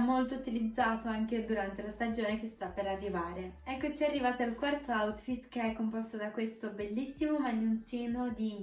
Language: Italian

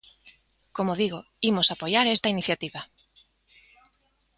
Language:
Galician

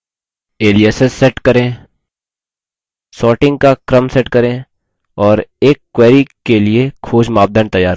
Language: Hindi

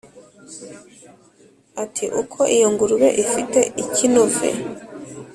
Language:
Kinyarwanda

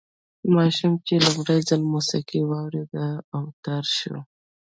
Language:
Pashto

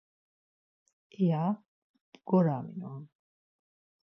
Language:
Laz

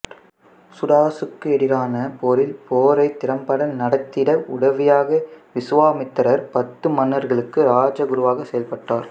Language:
Tamil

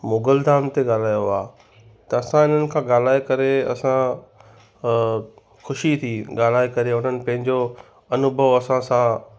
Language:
Sindhi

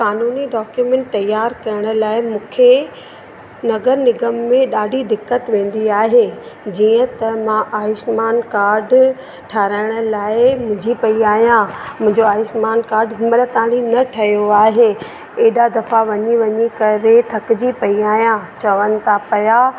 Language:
Sindhi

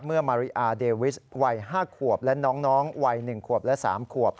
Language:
Thai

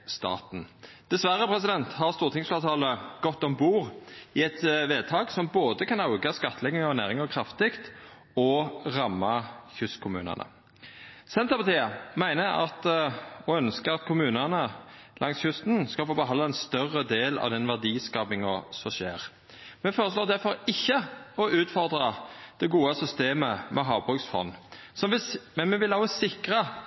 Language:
Norwegian Nynorsk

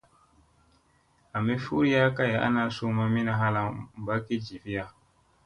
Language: Musey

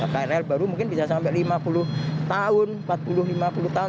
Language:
Indonesian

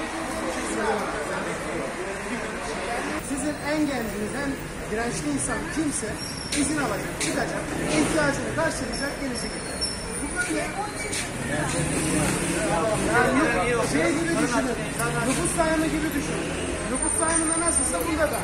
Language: Turkish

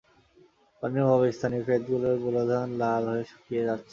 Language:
Bangla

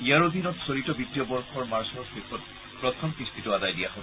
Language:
Assamese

